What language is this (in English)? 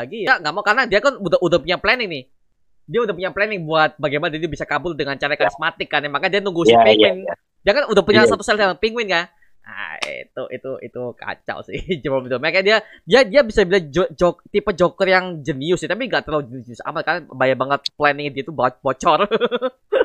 Indonesian